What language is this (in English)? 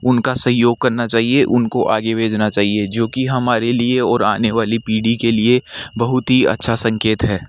Hindi